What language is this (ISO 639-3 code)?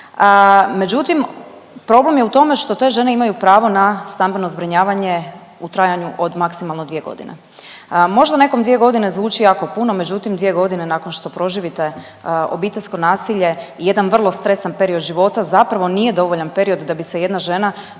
hrv